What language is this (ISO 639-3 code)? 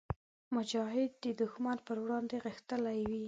pus